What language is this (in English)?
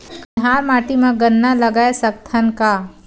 Chhattisgarhi